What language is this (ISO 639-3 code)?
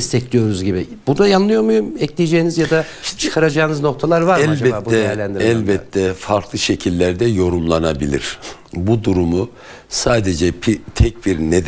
tur